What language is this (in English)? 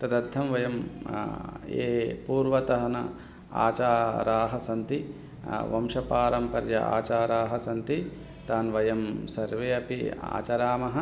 Sanskrit